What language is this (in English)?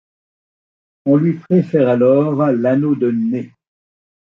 French